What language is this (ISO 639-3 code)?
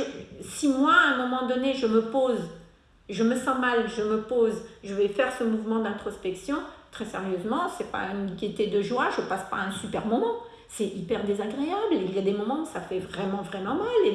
fra